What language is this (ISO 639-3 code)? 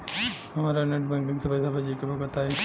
bho